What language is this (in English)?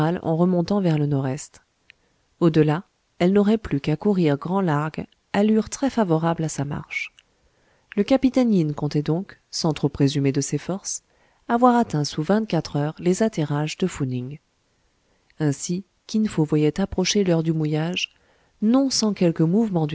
French